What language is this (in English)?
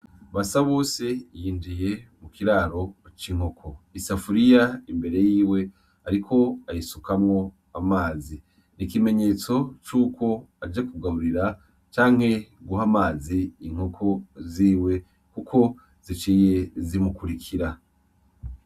Rundi